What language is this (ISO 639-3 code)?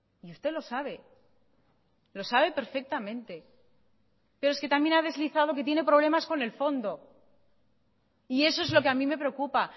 spa